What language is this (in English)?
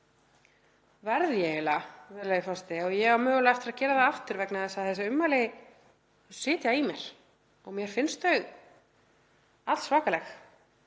Icelandic